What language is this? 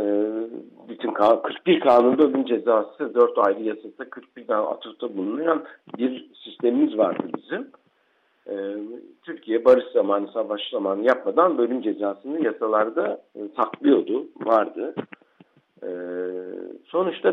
Turkish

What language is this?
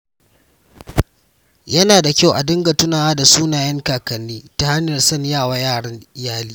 Hausa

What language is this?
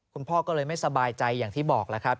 Thai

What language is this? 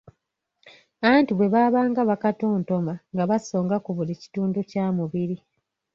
Ganda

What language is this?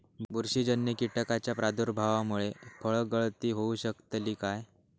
Marathi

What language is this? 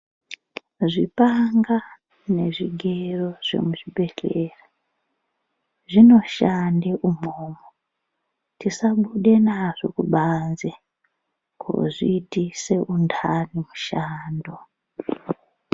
Ndau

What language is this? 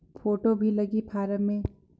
Chhattisgarhi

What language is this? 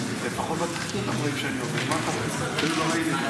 Hebrew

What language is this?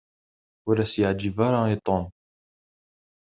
Kabyle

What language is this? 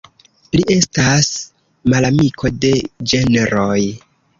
Esperanto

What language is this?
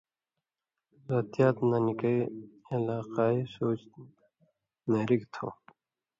Indus Kohistani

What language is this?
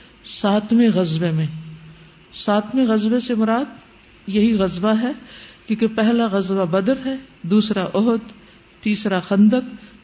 Urdu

